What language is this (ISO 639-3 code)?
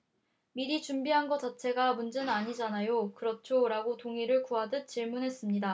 kor